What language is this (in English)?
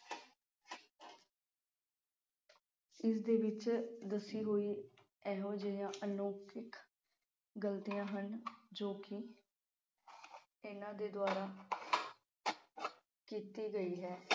Punjabi